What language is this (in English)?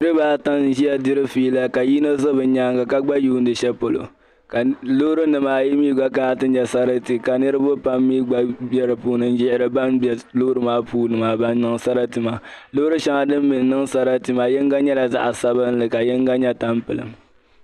Dagbani